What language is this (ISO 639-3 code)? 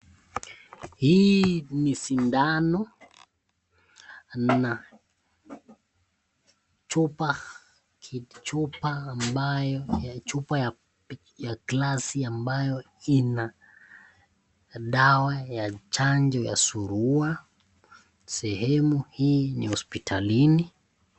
swa